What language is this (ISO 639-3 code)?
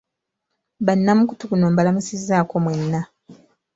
lug